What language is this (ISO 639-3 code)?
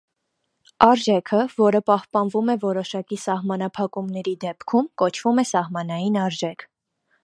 hye